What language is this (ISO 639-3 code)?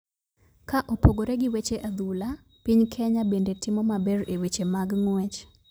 luo